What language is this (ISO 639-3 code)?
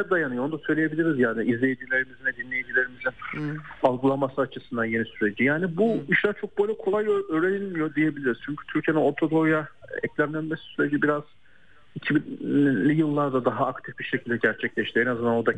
tur